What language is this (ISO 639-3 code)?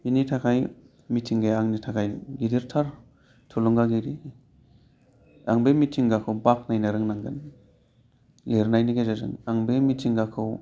brx